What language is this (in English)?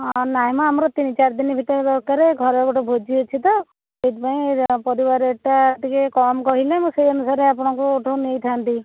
Odia